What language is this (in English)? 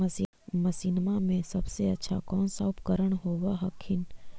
Magahi